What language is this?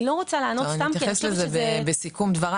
Hebrew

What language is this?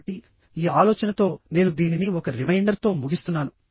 Telugu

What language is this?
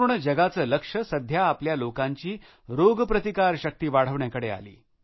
Marathi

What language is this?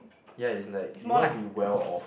English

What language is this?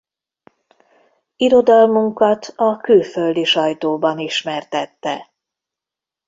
Hungarian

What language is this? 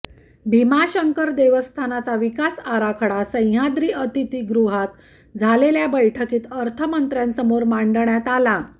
Marathi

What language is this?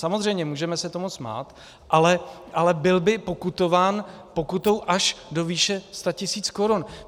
Czech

